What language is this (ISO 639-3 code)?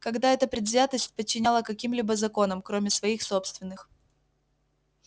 rus